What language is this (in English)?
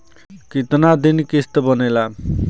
Bhojpuri